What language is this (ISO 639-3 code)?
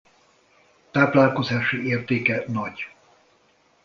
hun